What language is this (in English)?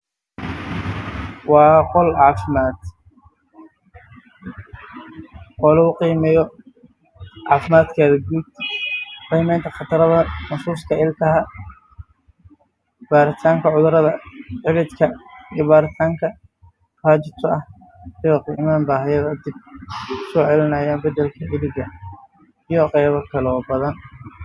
Somali